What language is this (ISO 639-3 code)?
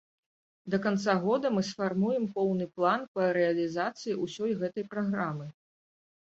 bel